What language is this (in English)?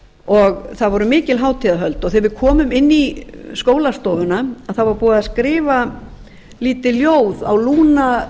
Icelandic